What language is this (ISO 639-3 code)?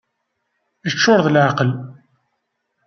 kab